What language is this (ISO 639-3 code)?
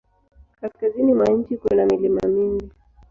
swa